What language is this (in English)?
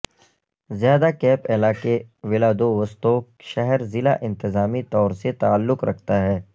Urdu